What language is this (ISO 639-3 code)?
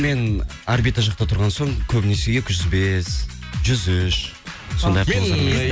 kaz